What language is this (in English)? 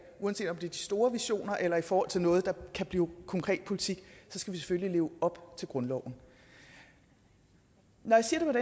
Danish